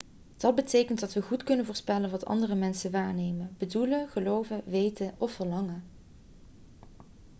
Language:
Dutch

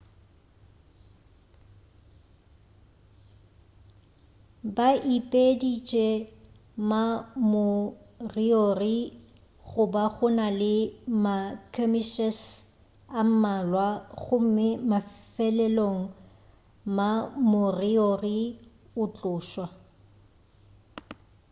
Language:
Northern Sotho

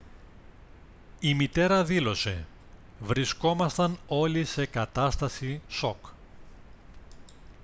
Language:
Greek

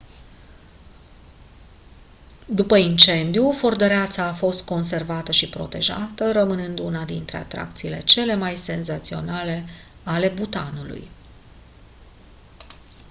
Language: Romanian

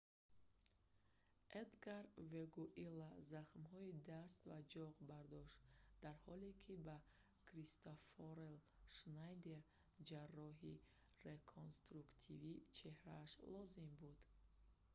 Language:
Tajik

